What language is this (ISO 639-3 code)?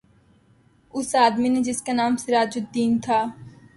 urd